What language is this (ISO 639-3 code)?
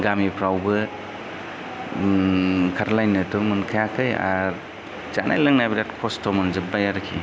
brx